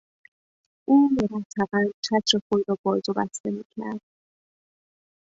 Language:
Persian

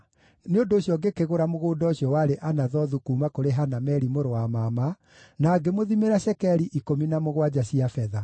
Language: Kikuyu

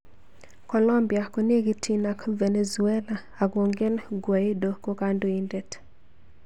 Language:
Kalenjin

